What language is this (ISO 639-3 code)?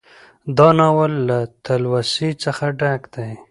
pus